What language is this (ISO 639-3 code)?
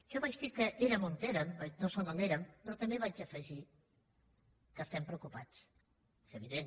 cat